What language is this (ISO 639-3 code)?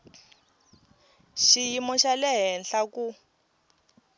tso